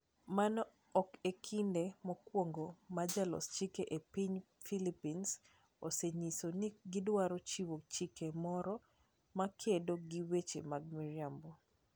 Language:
Luo (Kenya and Tanzania)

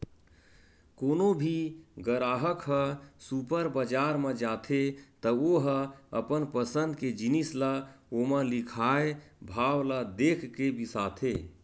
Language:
Chhattisgarhi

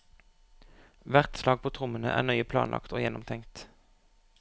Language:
Norwegian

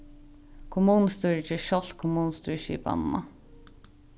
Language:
Faroese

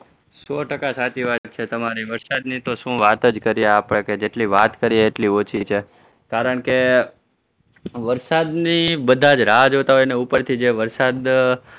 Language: Gujarati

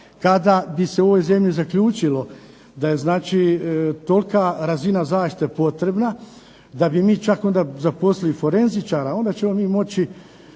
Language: Croatian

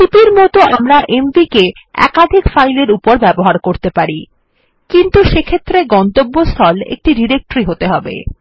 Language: Bangla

